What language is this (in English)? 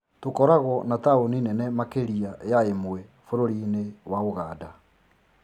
Kikuyu